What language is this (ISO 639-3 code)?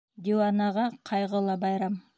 bak